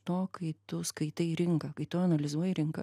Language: Lithuanian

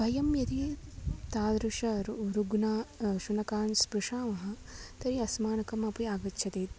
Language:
Sanskrit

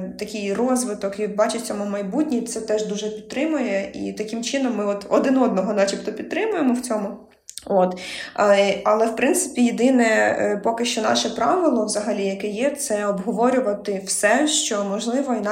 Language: Ukrainian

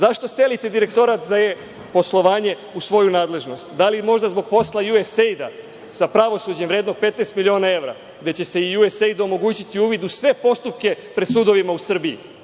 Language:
Serbian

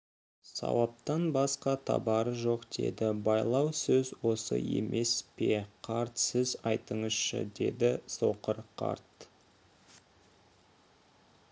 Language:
Kazakh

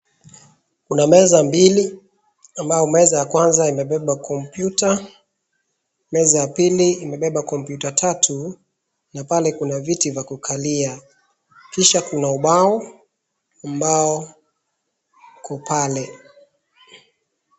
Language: Swahili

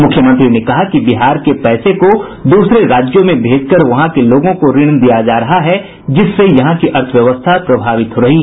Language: Hindi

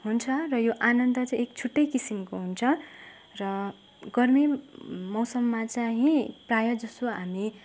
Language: Nepali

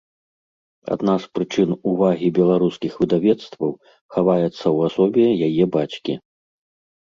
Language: Belarusian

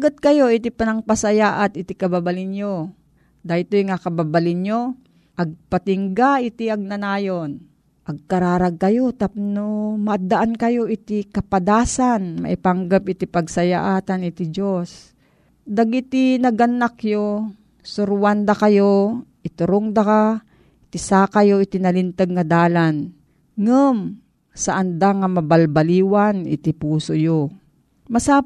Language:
Filipino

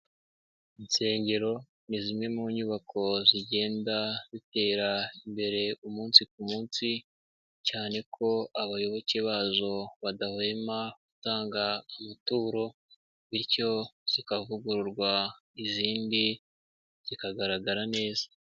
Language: Kinyarwanda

